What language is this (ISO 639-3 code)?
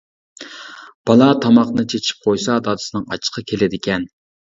uig